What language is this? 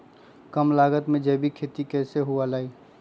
Magahi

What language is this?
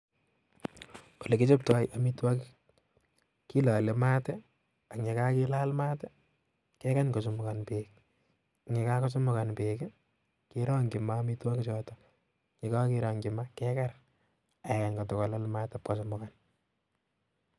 Kalenjin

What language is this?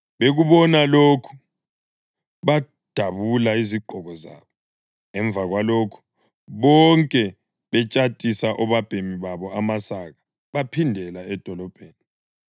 North Ndebele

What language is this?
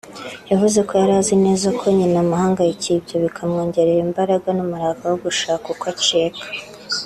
Kinyarwanda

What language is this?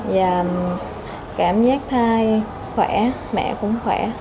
Vietnamese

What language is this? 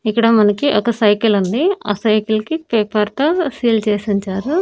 Telugu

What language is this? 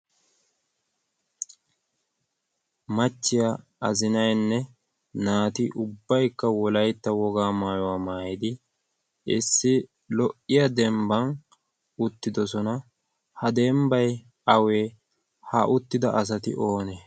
Wolaytta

